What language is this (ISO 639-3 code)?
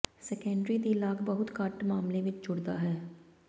pan